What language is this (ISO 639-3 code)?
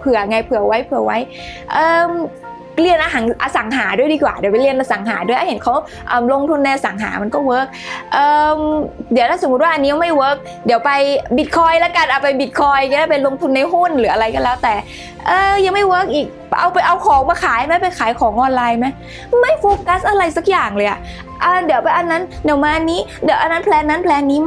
tha